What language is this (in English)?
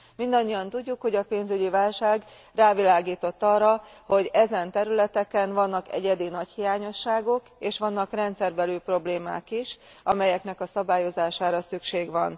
Hungarian